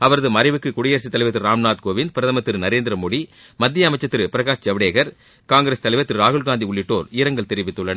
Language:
Tamil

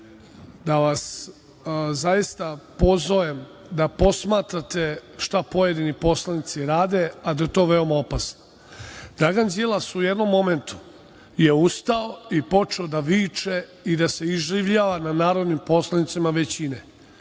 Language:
Serbian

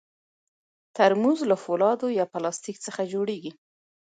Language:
Pashto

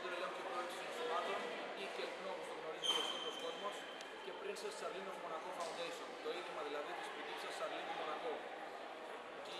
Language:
Greek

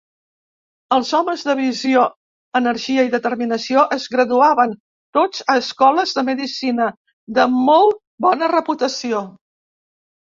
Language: Catalan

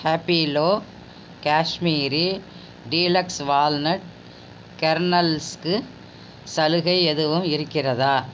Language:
Tamil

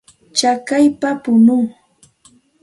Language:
Santa Ana de Tusi Pasco Quechua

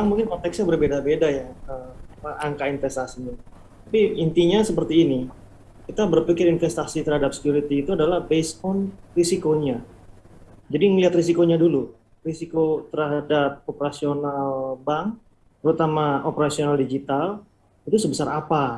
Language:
Indonesian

